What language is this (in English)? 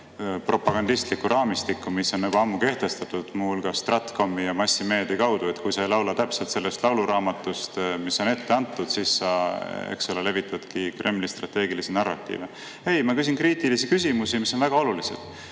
Estonian